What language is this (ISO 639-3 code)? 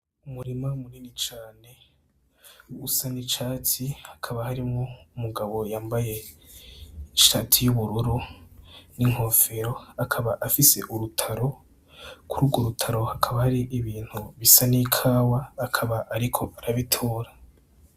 run